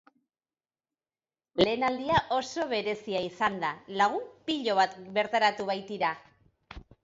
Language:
Basque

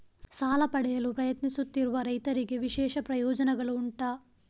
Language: Kannada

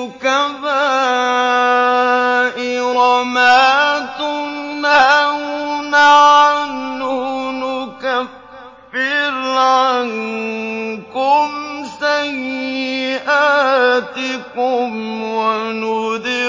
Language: Arabic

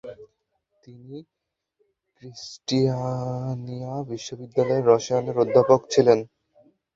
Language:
Bangla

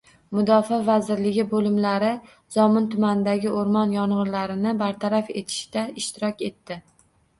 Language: Uzbek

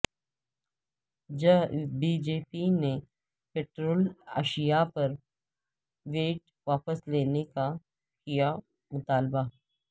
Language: Urdu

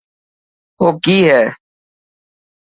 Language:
Dhatki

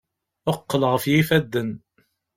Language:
Kabyle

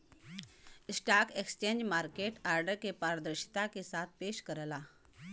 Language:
Bhojpuri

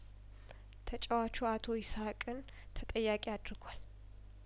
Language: Amharic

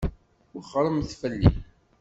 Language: Kabyle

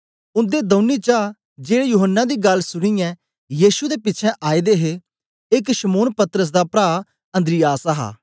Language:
Dogri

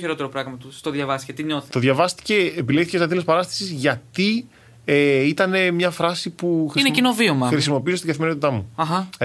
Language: Greek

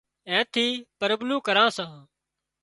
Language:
Wadiyara Koli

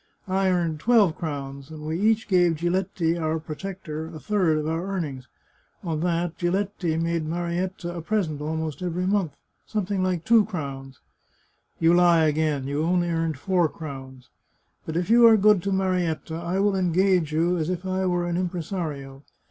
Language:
English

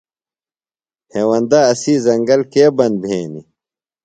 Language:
Phalura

